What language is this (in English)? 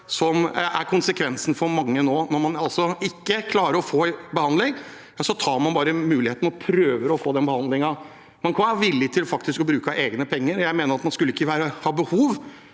Norwegian